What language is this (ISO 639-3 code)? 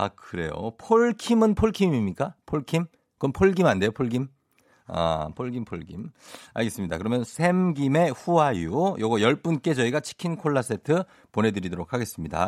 kor